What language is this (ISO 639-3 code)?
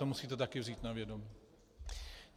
ces